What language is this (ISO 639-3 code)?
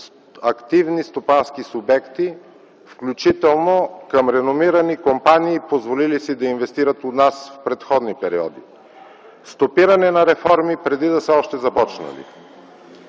bul